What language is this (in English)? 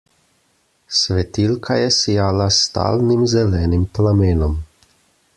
Slovenian